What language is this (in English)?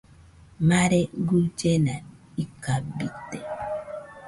Nüpode Huitoto